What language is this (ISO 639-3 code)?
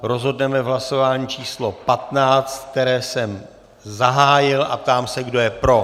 ces